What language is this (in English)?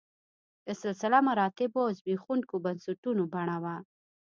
Pashto